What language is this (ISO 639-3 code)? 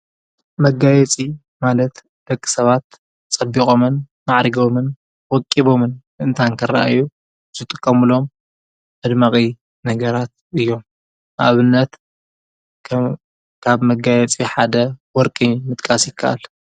tir